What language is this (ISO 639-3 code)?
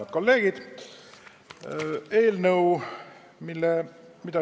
est